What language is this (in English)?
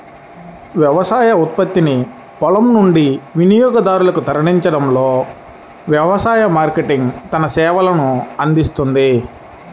Telugu